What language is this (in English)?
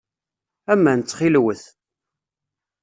Kabyle